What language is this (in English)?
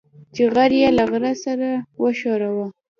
Pashto